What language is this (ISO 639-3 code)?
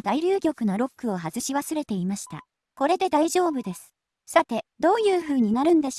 jpn